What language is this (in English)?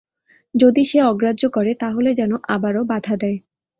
Bangla